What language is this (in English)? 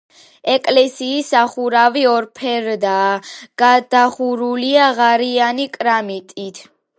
Georgian